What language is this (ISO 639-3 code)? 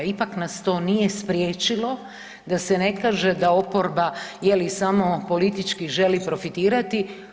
hrv